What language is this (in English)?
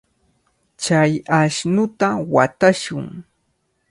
Cajatambo North Lima Quechua